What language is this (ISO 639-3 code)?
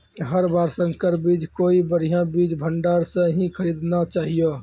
mai